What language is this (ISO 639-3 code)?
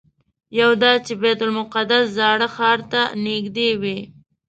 pus